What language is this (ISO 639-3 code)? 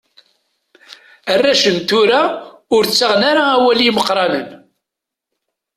kab